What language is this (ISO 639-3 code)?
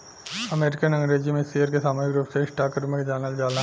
bho